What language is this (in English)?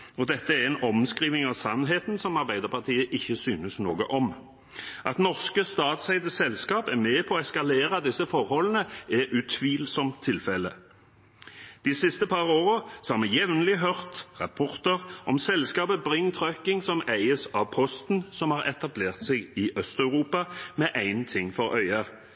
Norwegian Bokmål